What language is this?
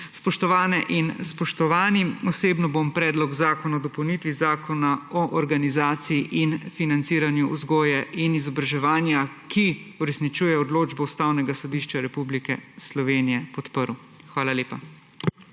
Slovenian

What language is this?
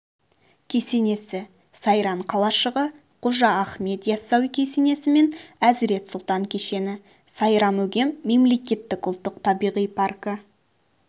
Kazakh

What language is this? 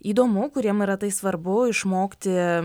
Lithuanian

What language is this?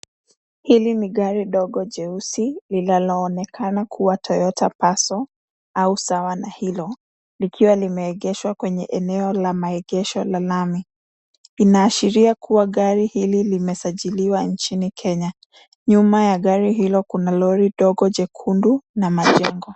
Swahili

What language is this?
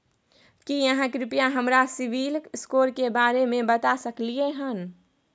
Maithili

